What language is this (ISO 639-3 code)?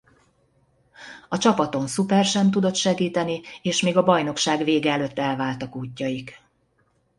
hun